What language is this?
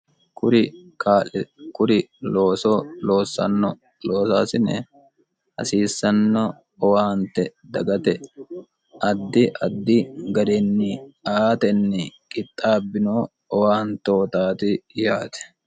Sidamo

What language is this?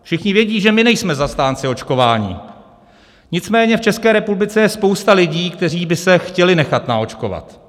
Czech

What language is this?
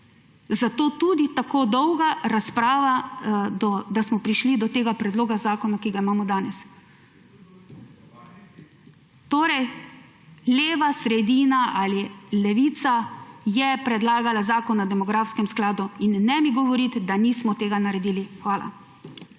Slovenian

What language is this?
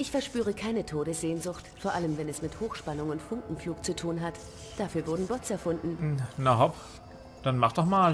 German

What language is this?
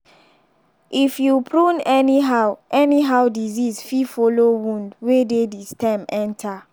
Nigerian Pidgin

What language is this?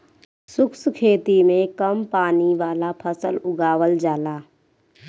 Bhojpuri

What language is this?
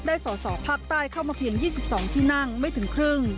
Thai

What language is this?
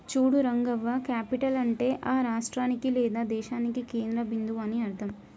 Telugu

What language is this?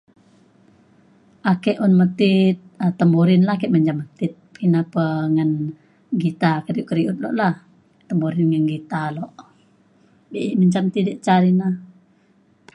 Mainstream Kenyah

